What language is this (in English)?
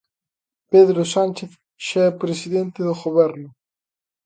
Galician